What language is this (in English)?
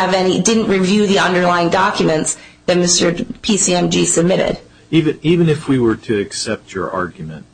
English